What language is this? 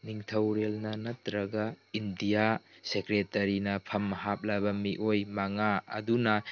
Manipuri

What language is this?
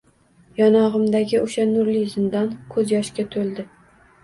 Uzbek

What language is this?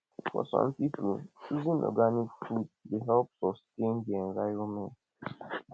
Nigerian Pidgin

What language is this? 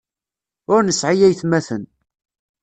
Kabyle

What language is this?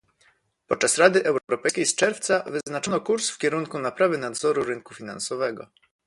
Polish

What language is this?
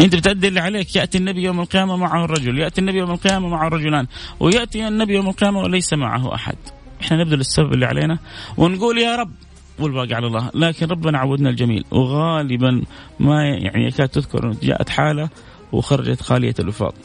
Arabic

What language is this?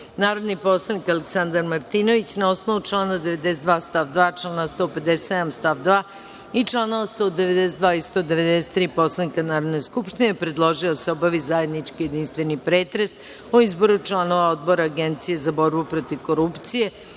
Serbian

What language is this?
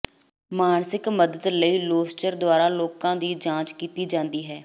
Punjabi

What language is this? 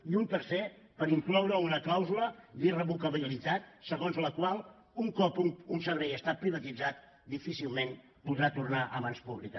Catalan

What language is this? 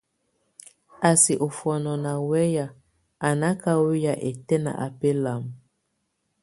Tunen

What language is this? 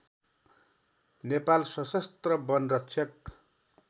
Nepali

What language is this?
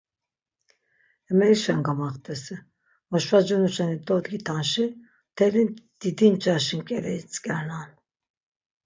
Laz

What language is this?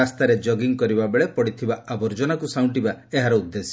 Odia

